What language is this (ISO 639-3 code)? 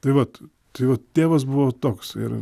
lit